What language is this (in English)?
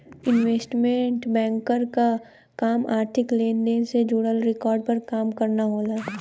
Bhojpuri